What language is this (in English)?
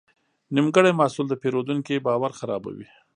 Pashto